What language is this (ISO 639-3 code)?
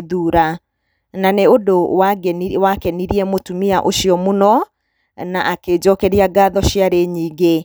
kik